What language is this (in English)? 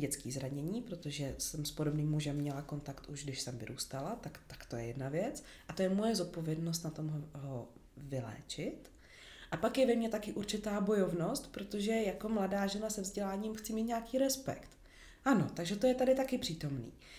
Czech